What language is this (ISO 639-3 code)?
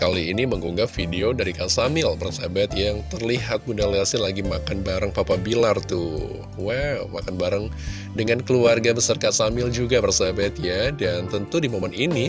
ind